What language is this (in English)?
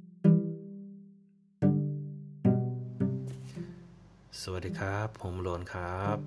Thai